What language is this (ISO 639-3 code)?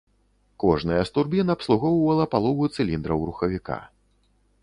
bel